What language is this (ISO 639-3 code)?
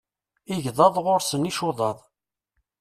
kab